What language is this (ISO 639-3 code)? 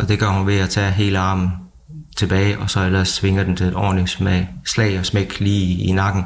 dan